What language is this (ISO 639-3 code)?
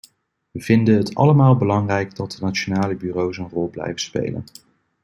nld